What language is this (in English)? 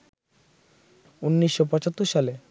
Bangla